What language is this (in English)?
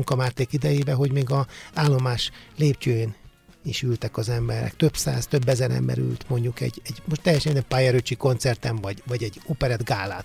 Hungarian